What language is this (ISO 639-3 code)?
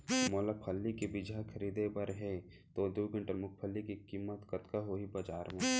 hne